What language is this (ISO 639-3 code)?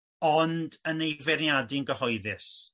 cym